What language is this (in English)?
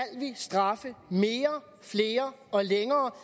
Danish